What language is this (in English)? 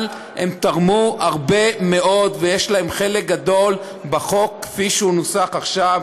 Hebrew